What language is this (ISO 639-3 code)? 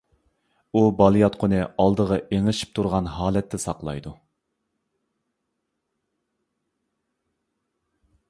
uig